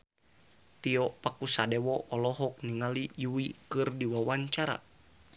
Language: Sundanese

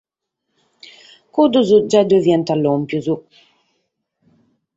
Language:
Sardinian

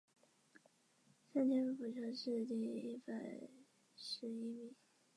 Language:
Chinese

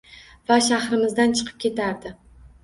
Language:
Uzbek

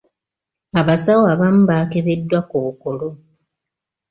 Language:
Ganda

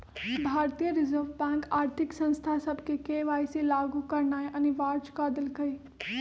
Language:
Magahi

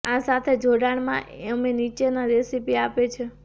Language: Gujarati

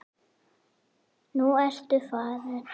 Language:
Icelandic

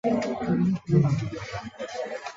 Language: Chinese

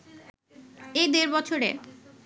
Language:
Bangla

